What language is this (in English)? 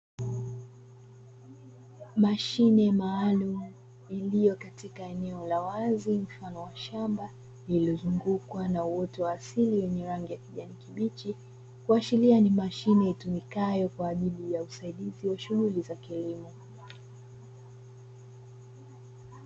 Swahili